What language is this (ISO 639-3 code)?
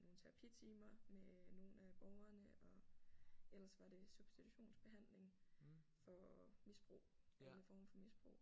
dan